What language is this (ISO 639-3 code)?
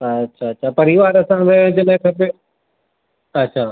snd